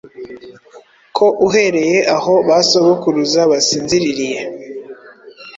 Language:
Kinyarwanda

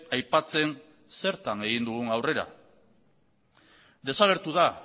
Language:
Basque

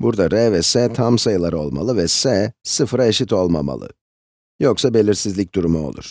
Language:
Turkish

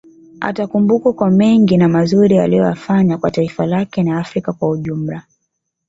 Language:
Swahili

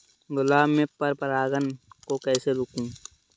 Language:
Hindi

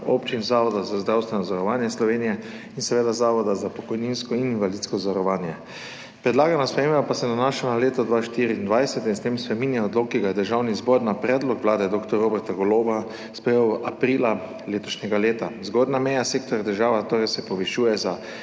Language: Slovenian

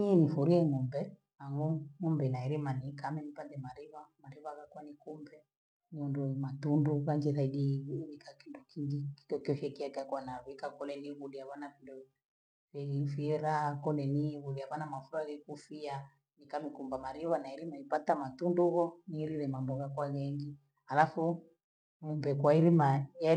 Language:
Gweno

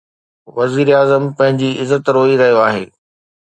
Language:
Sindhi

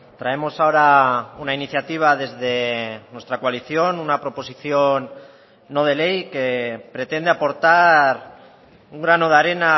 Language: Spanish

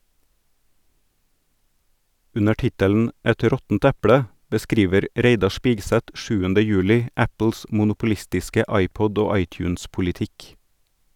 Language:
Norwegian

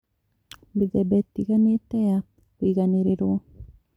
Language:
Kikuyu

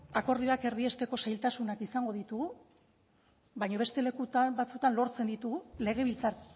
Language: Basque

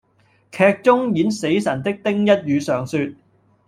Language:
Cantonese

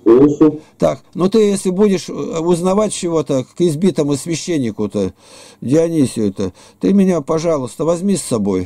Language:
Russian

